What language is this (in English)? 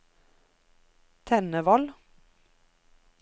Norwegian